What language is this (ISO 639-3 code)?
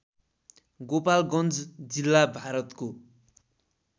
nep